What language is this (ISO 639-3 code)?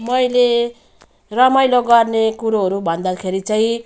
nep